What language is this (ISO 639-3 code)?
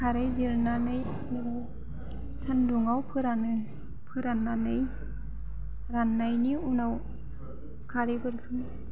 brx